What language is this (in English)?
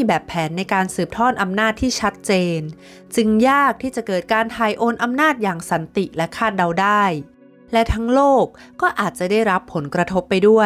Thai